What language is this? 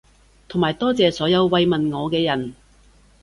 Cantonese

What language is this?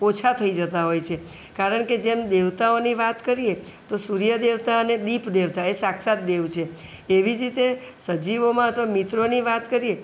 Gujarati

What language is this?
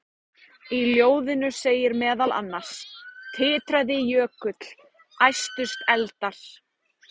Icelandic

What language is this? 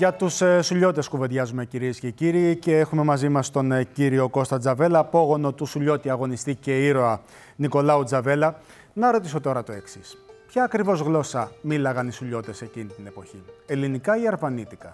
Greek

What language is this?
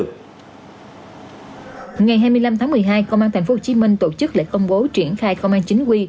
Vietnamese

